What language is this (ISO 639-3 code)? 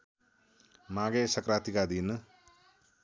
nep